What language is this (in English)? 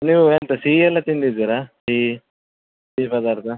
Kannada